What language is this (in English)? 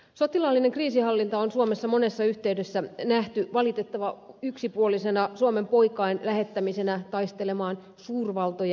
Finnish